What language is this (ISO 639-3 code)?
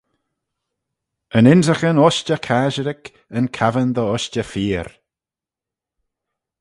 glv